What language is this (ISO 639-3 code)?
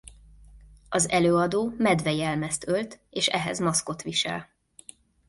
hun